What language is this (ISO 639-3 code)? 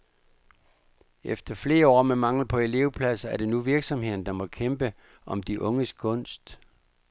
dan